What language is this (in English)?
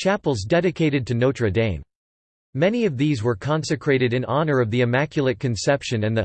English